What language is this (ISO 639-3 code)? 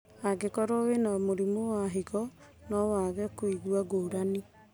kik